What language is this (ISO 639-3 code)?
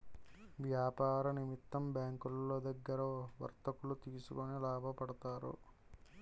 tel